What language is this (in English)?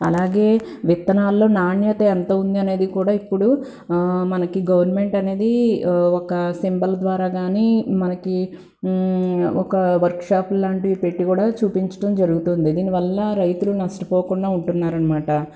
Telugu